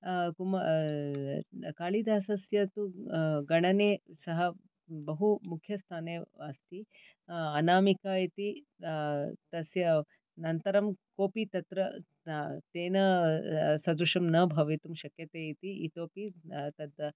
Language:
Sanskrit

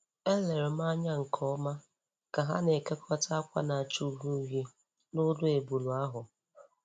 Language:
Igbo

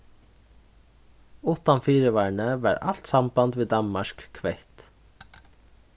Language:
Faroese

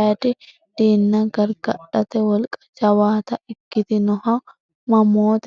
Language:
Sidamo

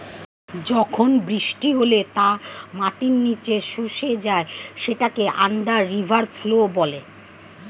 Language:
Bangla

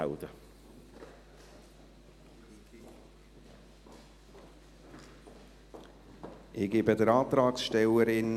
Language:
Swiss German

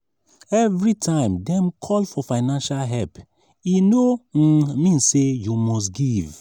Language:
Nigerian Pidgin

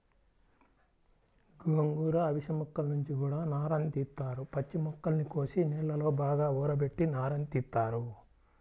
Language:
Telugu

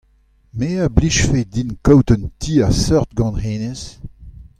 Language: Breton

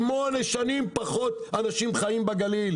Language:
Hebrew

